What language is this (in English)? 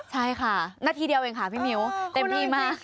Thai